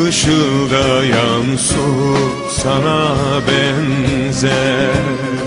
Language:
Turkish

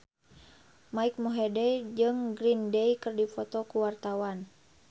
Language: Sundanese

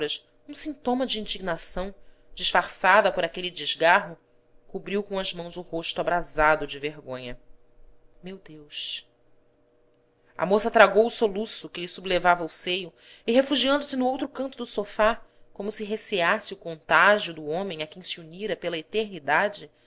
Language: Portuguese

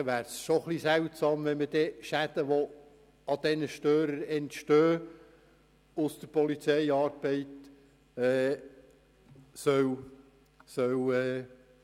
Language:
Swiss German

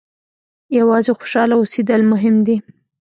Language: Pashto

